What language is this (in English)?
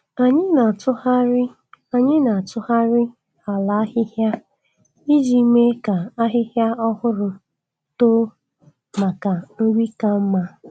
Igbo